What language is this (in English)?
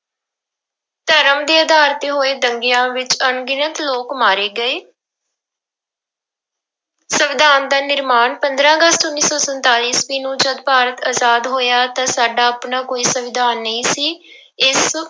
Punjabi